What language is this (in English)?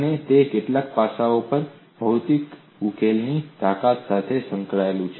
Gujarati